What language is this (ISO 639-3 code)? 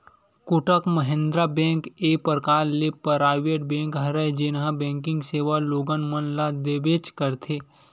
hne